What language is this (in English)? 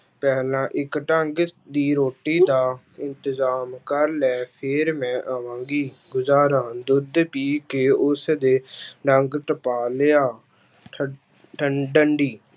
Punjabi